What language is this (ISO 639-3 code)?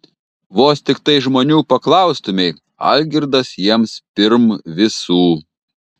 lit